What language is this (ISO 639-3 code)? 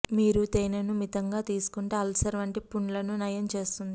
tel